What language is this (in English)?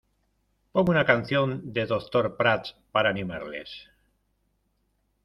Spanish